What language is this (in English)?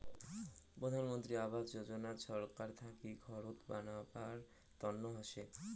Bangla